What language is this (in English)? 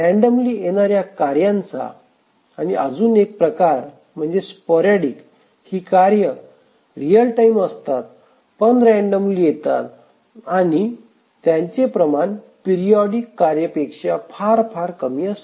Marathi